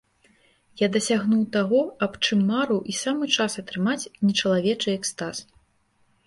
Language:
Belarusian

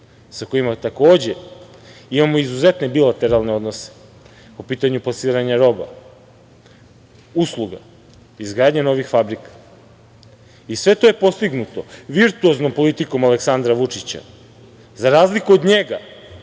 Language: Serbian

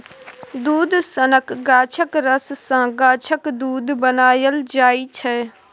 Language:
Maithili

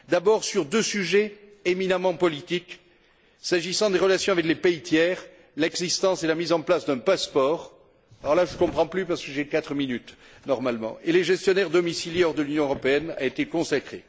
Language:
French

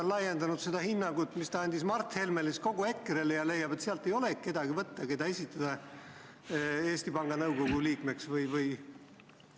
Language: Estonian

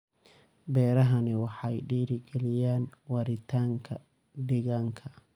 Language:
Somali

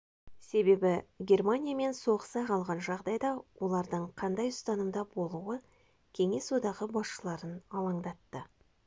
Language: Kazakh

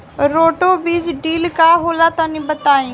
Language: Bhojpuri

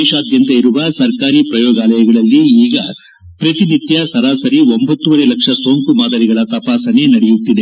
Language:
Kannada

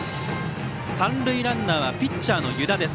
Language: Japanese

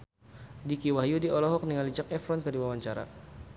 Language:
Sundanese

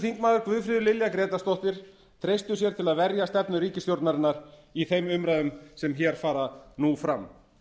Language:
Icelandic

